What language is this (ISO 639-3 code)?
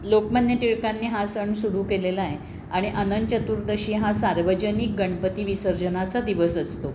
mar